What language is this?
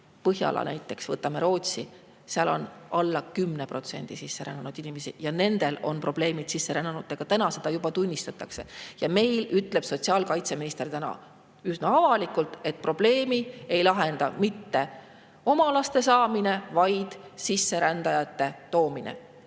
Estonian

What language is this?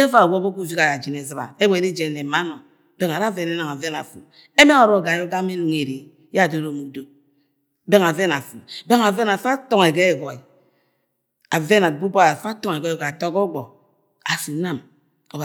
Agwagwune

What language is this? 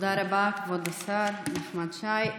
Hebrew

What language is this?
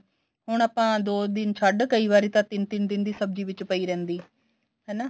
Punjabi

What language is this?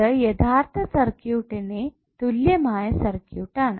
Malayalam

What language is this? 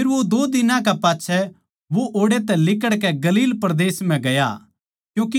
Haryanvi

